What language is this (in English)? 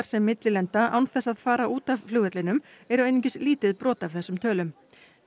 Icelandic